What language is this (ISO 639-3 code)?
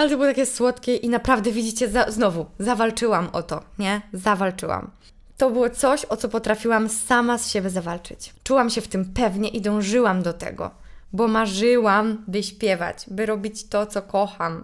pol